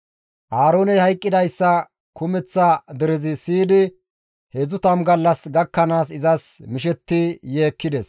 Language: Gamo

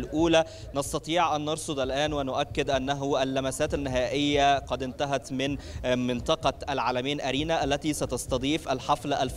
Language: Arabic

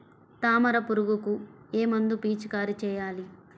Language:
Telugu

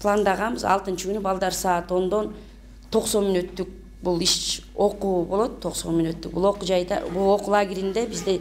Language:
Turkish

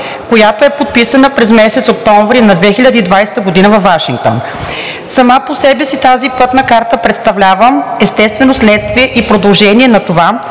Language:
Bulgarian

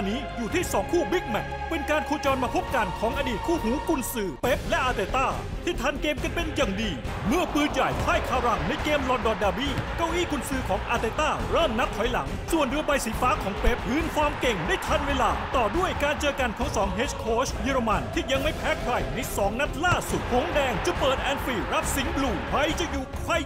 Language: Thai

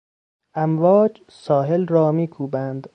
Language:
Persian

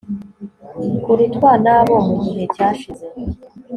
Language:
Kinyarwanda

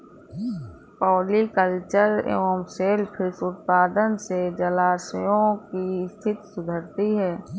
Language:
Hindi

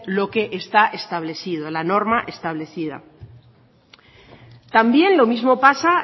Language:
Spanish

